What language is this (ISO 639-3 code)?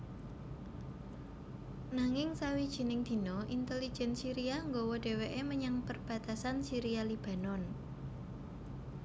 jav